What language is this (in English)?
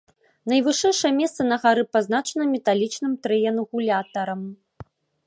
Belarusian